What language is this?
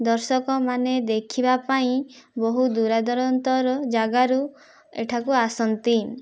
Odia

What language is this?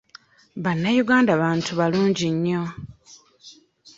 Ganda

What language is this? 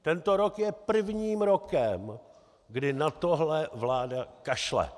Czech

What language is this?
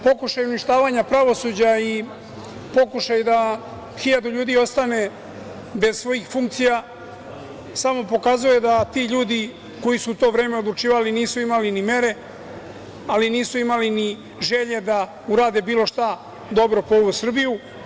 Serbian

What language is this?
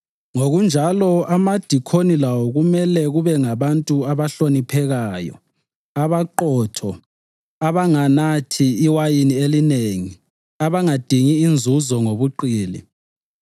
North Ndebele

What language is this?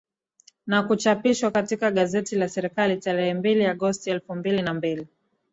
Swahili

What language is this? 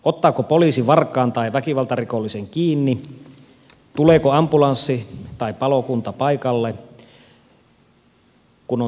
Finnish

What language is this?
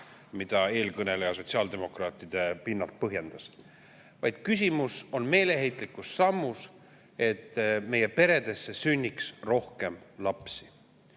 Estonian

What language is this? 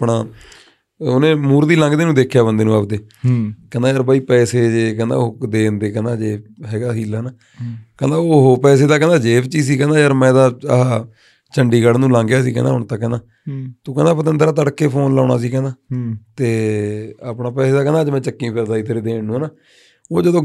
Punjabi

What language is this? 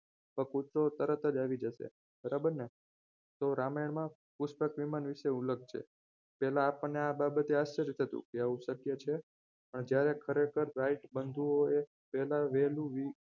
Gujarati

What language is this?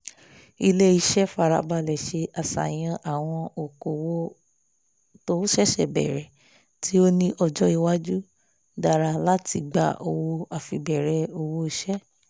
Yoruba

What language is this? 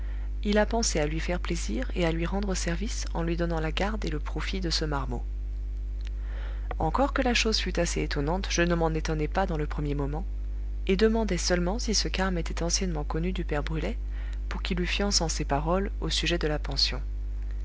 French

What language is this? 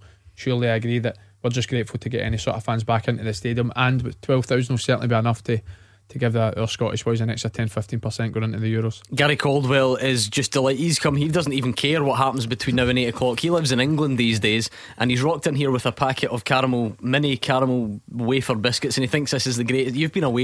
English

